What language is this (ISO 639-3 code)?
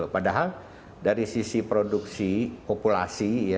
ind